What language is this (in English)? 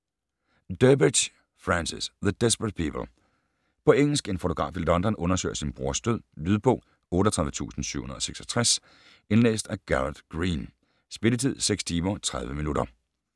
Danish